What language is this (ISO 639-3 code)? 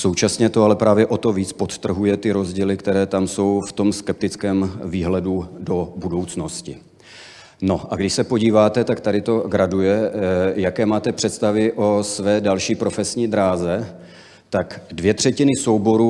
ces